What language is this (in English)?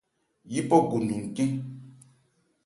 Ebrié